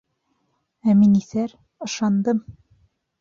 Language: Bashkir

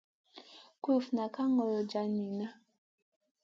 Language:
Masana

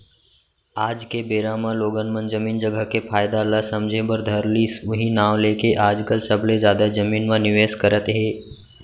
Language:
Chhattisgarhi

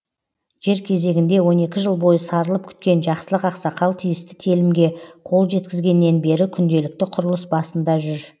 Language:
Kazakh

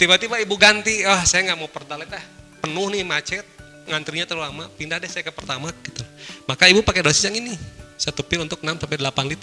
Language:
Indonesian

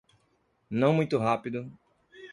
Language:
Portuguese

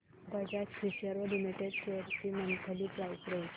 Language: Marathi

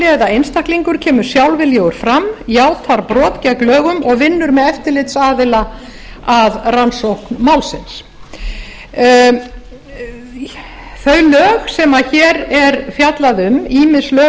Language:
Icelandic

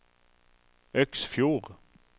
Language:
Norwegian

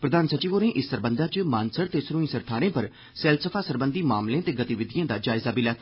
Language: Dogri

